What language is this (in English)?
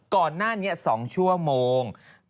Thai